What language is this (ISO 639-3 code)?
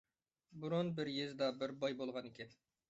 uig